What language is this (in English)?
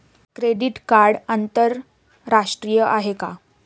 Marathi